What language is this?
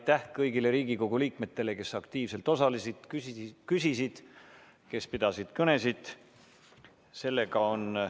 Estonian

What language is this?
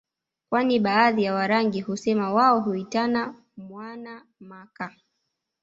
Swahili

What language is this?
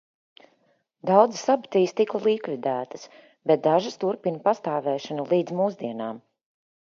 Latvian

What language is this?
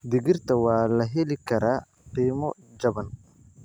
Somali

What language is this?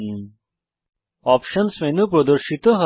Bangla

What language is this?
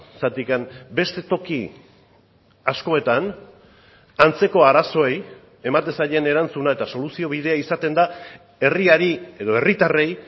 Basque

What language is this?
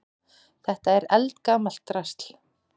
Icelandic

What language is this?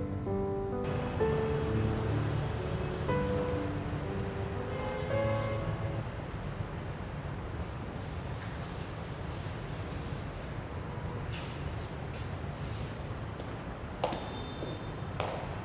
Vietnamese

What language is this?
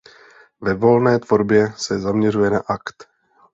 Czech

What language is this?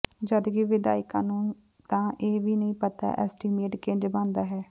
Punjabi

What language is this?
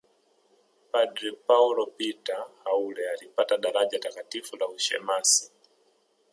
Swahili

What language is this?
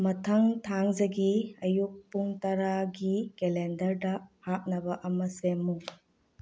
Manipuri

